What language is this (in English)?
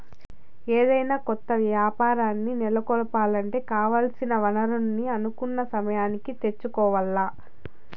Telugu